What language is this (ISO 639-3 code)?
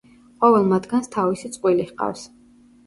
kat